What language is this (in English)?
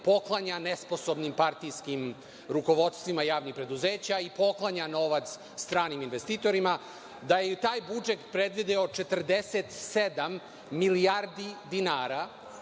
Serbian